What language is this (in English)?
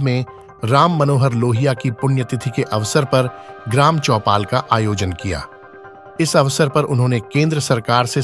Hindi